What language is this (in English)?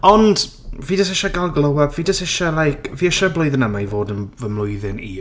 Welsh